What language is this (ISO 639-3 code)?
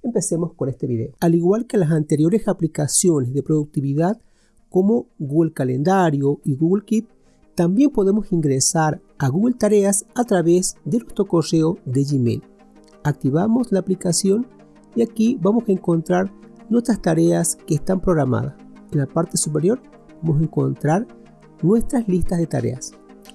spa